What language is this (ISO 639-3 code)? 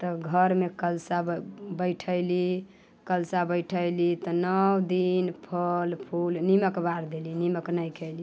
mai